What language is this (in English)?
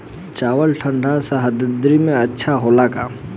Bhojpuri